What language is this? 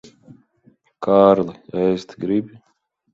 Latvian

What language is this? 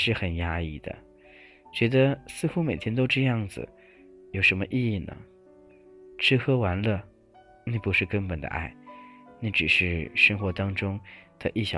Chinese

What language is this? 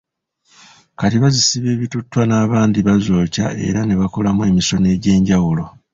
Ganda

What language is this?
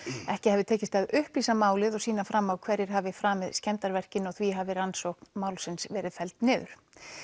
Icelandic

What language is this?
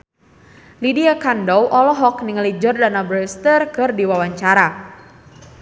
Sundanese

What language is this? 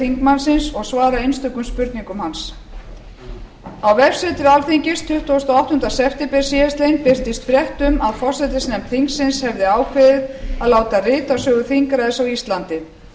Icelandic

